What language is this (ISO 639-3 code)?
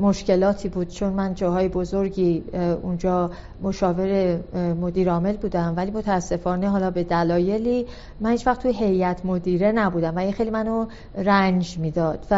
fas